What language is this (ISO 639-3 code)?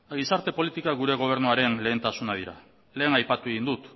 eus